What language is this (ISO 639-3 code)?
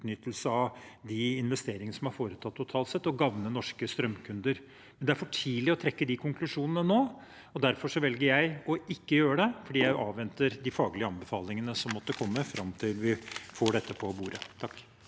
nor